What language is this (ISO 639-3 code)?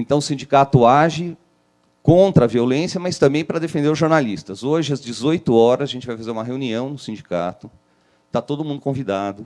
por